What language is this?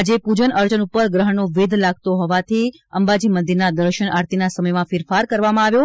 Gujarati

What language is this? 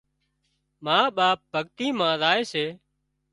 Wadiyara Koli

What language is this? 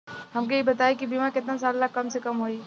Bhojpuri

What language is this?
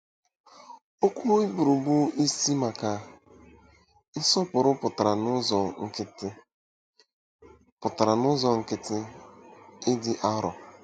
Igbo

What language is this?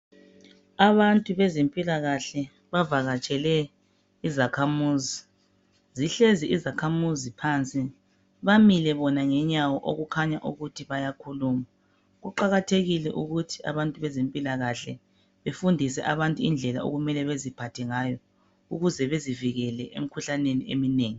North Ndebele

